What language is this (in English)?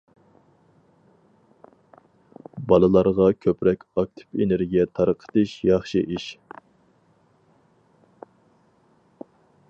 Uyghur